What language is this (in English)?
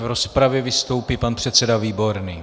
Czech